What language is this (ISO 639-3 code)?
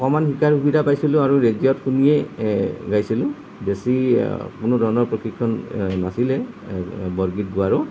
asm